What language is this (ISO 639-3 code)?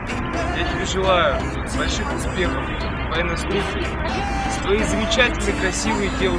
rus